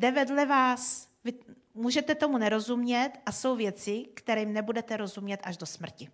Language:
Czech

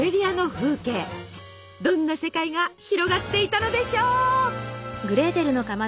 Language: Japanese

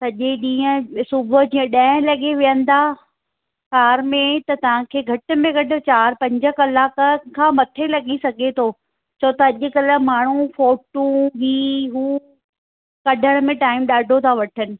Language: Sindhi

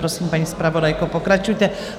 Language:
Czech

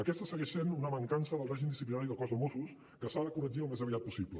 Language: Catalan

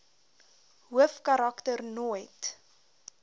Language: Afrikaans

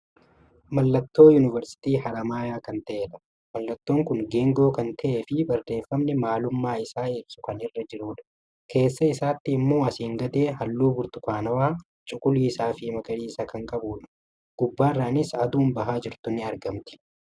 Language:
Oromo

